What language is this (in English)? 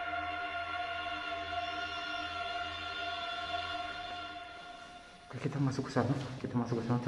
Indonesian